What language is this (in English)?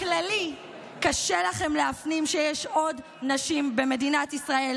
Hebrew